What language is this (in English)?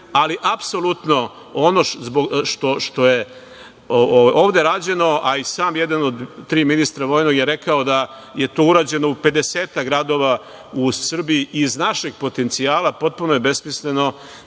Serbian